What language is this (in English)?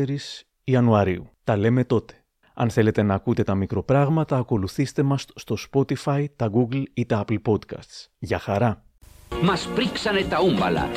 Greek